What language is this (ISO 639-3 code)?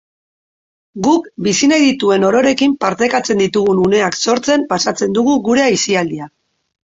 eus